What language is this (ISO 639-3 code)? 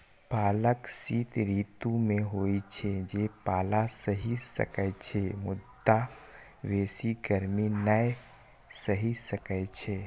mai